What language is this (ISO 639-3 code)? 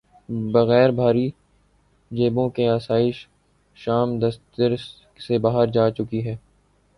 urd